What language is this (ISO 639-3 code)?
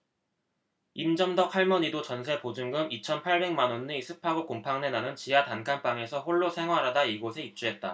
kor